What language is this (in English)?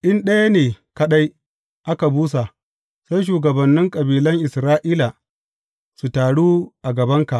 Hausa